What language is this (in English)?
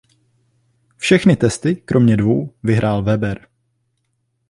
Czech